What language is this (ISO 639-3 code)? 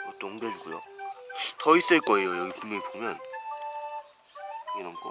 kor